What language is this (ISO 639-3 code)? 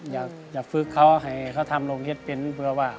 tha